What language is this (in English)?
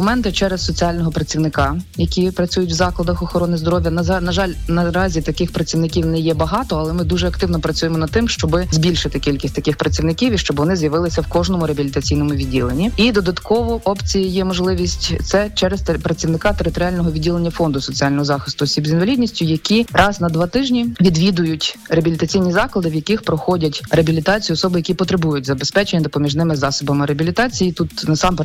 Ukrainian